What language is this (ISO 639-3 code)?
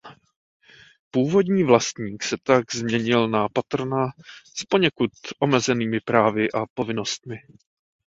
ces